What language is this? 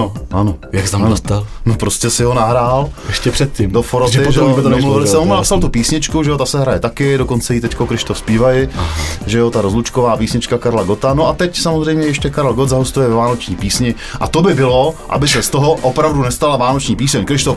Czech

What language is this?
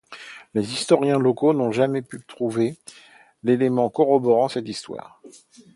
French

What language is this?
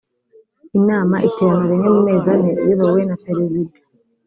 Kinyarwanda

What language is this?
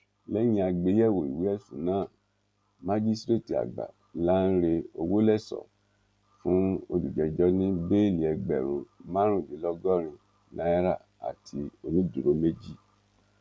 Yoruba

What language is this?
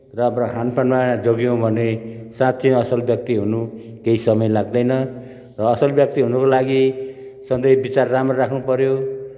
Nepali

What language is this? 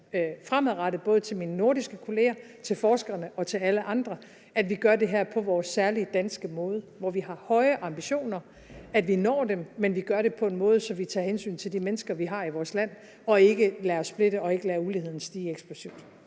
Danish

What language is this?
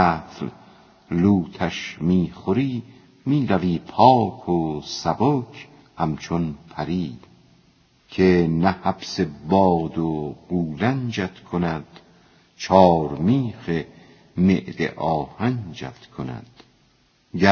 Persian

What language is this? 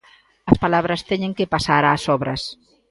Galician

